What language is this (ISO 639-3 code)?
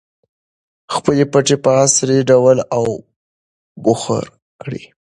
pus